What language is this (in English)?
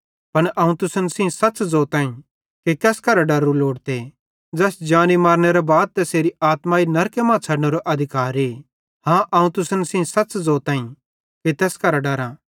Bhadrawahi